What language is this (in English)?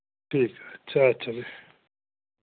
Dogri